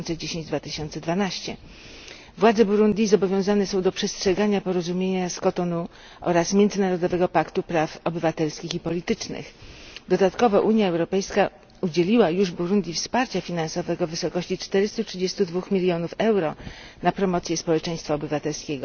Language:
Polish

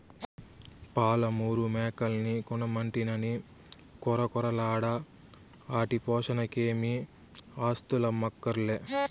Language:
Telugu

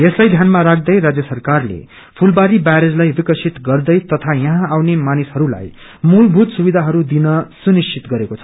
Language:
Nepali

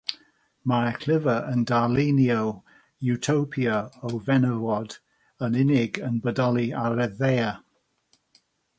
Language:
Welsh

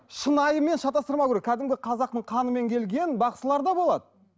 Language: Kazakh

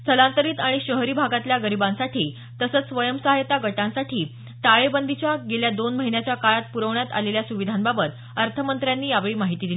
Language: Marathi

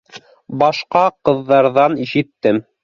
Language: Bashkir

